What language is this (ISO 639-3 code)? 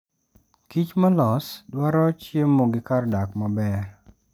luo